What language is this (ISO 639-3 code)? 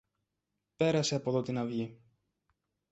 ell